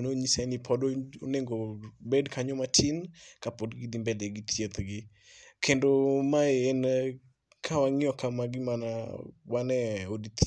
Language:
Luo (Kenya and Tanzania)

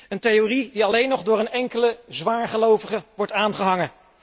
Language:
Dutch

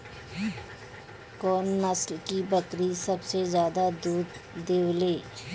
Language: Bhojpuri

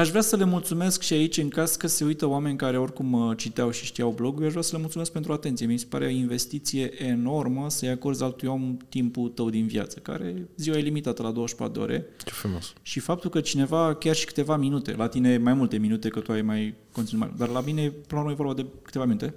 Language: Romanian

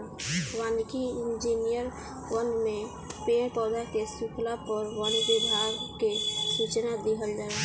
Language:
Bhojpuri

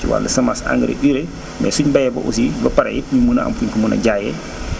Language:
Wolof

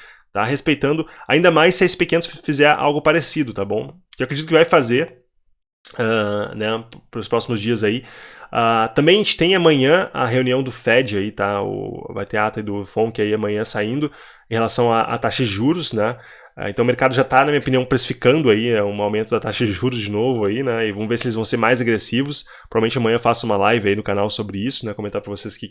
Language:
Portuguese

